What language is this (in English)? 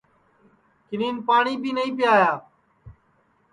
Sansi